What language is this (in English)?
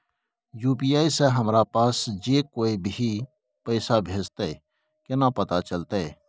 Maithili